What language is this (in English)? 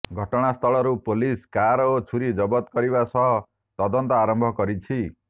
Odia